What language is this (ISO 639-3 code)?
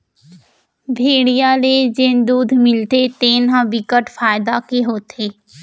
hne